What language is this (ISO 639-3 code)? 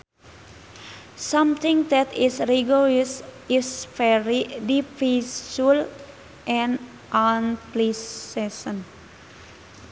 sun